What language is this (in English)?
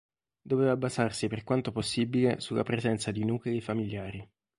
Italian